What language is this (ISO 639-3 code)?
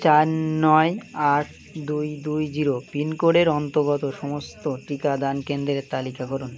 ben